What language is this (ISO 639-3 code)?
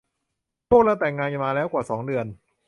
tha